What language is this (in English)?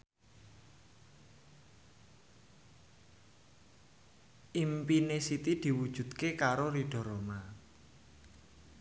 Javanese